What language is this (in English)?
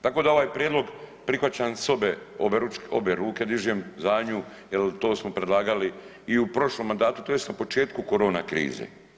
Croatian